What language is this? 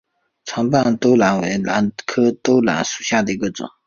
Chinese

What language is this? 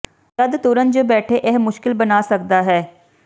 Punjabi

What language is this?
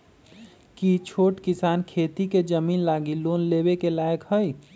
Magahi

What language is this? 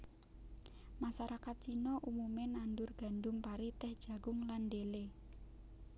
Javanese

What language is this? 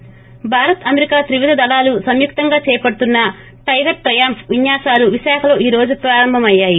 Telugu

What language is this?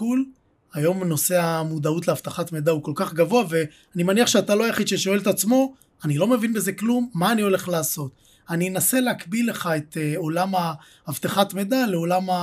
Hebrew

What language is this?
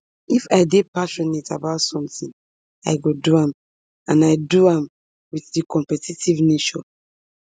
Nigerian Pidgin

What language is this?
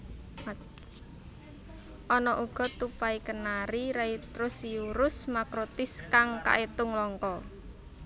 Javanese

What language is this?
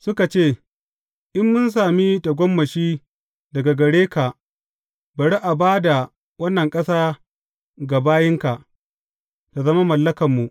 Hausa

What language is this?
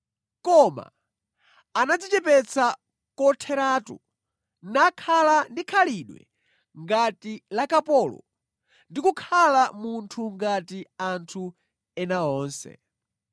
Nyanja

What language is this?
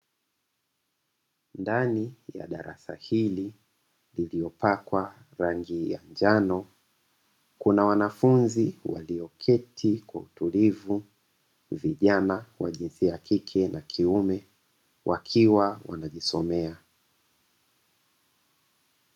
Swahili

